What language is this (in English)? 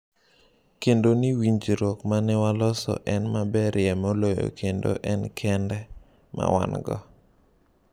Luo (Kenya and Tanzania)